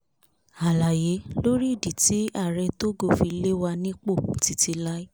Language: Yoruba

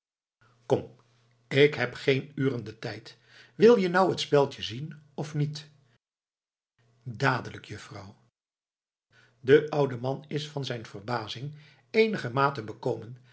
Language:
Dutch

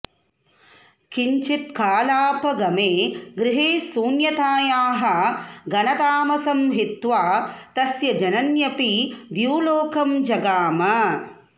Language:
Sanskrit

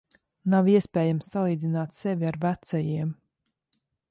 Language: Latvian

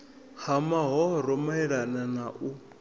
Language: Venda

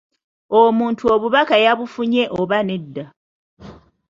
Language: Ganda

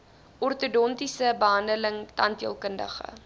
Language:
Afrikaans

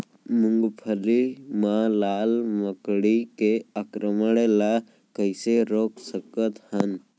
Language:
Chhattisgarhi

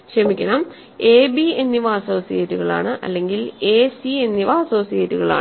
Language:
Malayalam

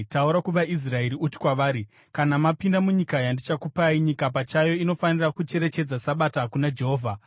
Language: Shona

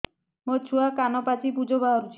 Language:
Odia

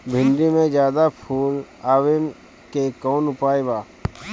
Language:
Bhojpuri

